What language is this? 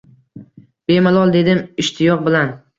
Uzbek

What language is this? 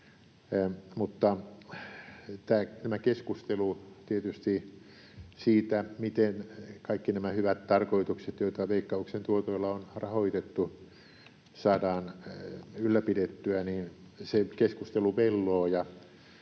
Finnish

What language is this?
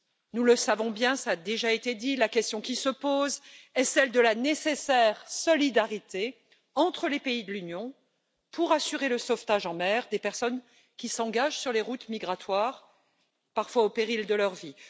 French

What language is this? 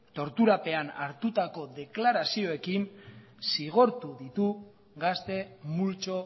Basque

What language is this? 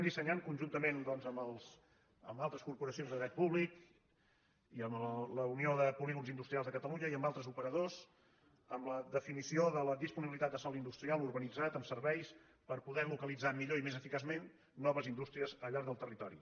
Catalan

